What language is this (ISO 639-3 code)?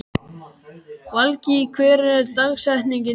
isl